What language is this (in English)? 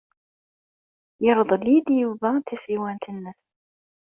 Kabyle